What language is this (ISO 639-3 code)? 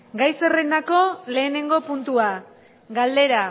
eus